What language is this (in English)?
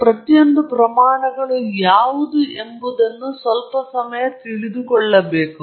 Kannada